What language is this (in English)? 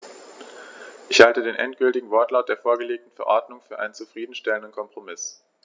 German